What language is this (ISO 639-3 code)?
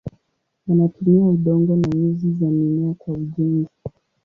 swa